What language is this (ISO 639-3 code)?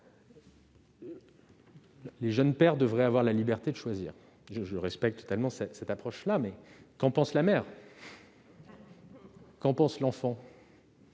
fra